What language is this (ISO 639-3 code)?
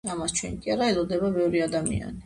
kat